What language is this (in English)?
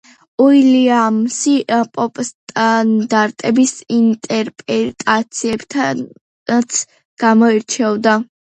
Georgian